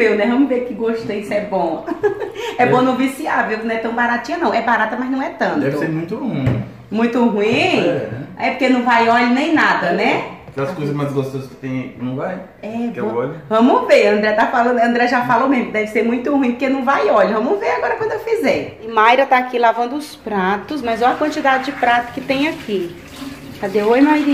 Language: Portuguese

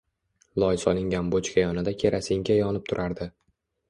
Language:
Uzbek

